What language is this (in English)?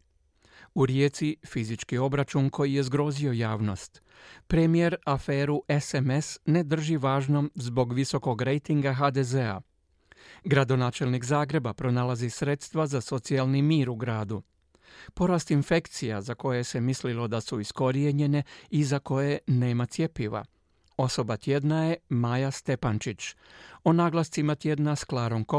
Croatian